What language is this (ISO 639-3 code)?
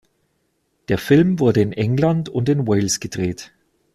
deu